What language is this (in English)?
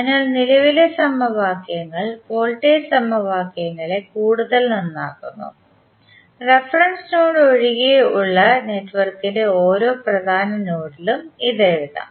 Malayalam